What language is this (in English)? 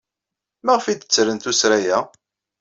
Kabyle